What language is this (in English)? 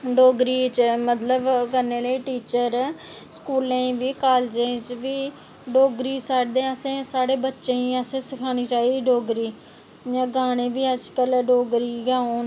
Dogri